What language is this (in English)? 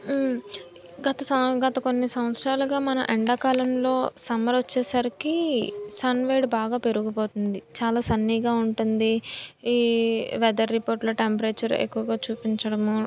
Telugu